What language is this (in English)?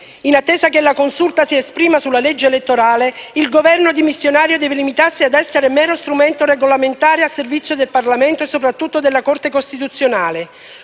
Italian